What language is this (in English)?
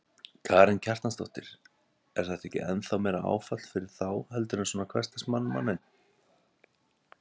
Icelandic